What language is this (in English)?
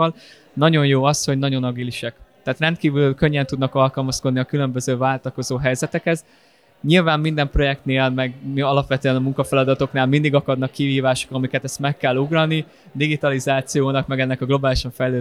Hungarian